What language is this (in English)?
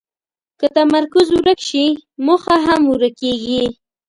Pashto